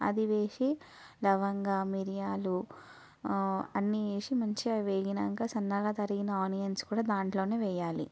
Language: Telugu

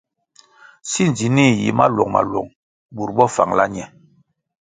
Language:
Kwasio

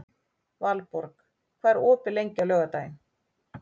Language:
Icelandic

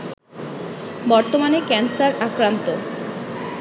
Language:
Bangla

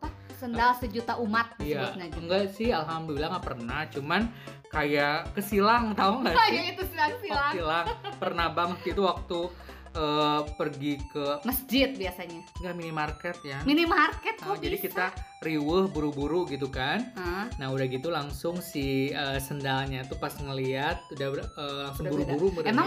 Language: Indonesian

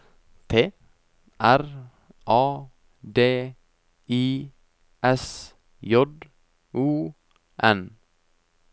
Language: Norwegian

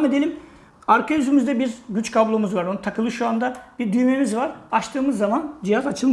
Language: Turkish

